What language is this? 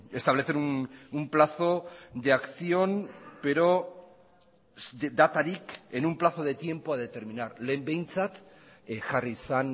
Spanish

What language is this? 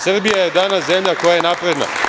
Serbian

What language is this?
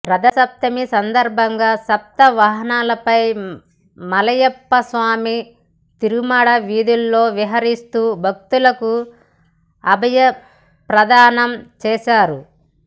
Telugu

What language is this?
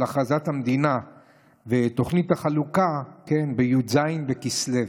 Hebrew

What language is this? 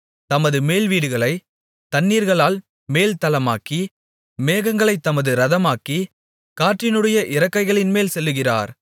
Tamil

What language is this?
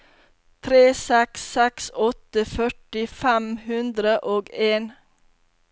Norwegian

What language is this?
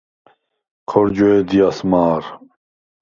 Svan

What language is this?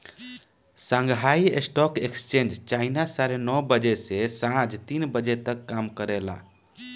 Bhojpuri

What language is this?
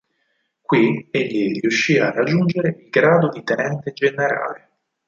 Italian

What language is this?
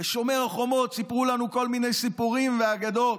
Hebrew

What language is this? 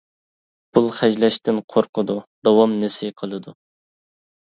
Uyghur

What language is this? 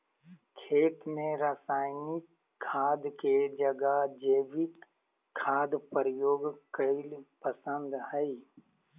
Magahi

